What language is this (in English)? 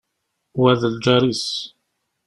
Kabyle